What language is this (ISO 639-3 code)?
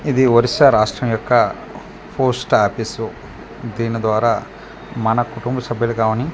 tel